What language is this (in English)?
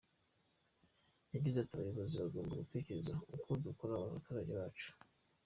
Kinyarwanda